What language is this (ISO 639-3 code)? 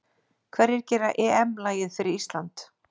isl